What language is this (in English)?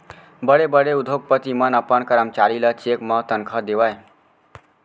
Chhattisgarhi